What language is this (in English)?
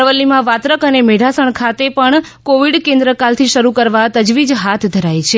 Gujarati